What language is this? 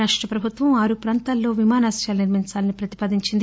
Telugu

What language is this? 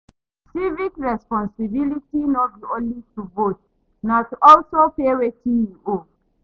Nigerian Pidgin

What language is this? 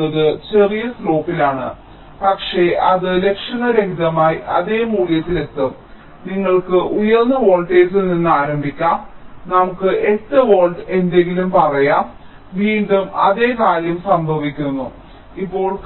Malayalam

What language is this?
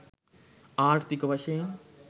Sinhala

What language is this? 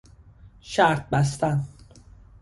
Persian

